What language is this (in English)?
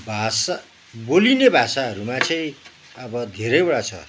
Nepali